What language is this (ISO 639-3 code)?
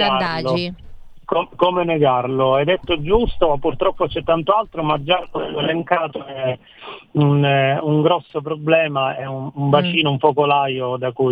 ita